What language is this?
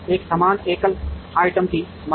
Hindi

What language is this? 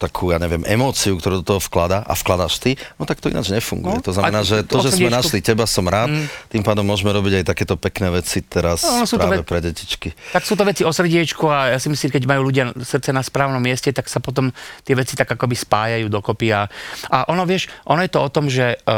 Slovak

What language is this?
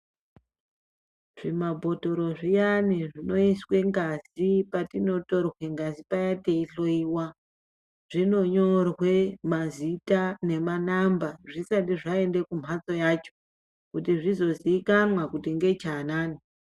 Ndau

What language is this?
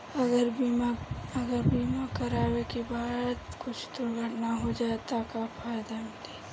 Bhojpuri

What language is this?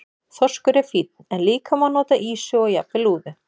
Icelandic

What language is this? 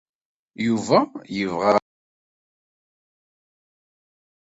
Kabyle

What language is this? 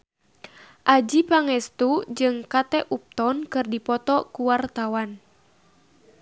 Sundanese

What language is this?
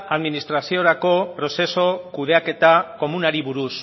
Basque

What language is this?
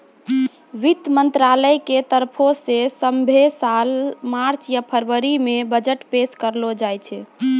Maithili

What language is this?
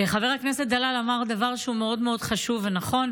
Hebrew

